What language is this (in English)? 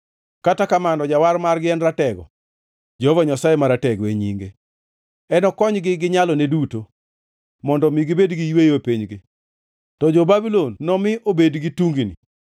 Luo (Kenya and Tanzania)